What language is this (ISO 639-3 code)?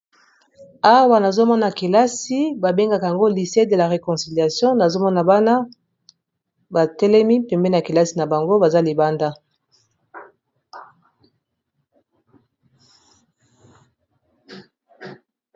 lin